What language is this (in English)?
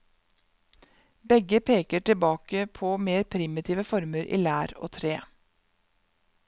Norwegian